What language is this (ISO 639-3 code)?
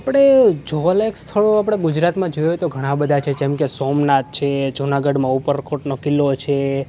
guj